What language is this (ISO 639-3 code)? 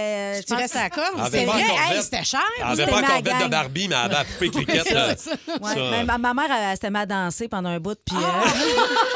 fra